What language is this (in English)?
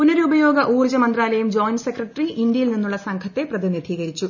Malayalam